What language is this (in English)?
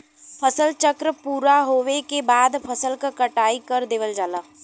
Bhojpuri